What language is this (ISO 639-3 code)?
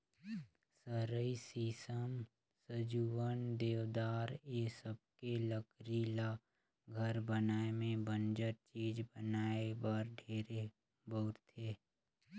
hne